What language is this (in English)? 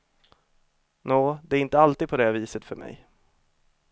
Swedish